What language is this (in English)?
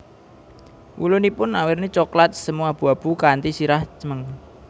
Javanese